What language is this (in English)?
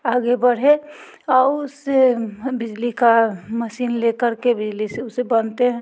Hindi